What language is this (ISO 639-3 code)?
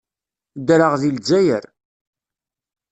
kab